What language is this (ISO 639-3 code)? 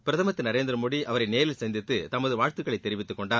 tam